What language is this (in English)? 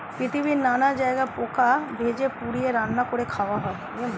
Bangla